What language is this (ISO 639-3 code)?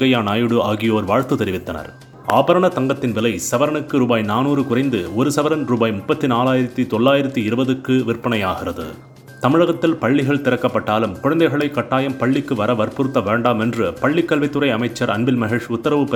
tam